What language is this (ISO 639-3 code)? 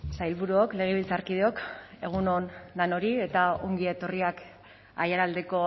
eus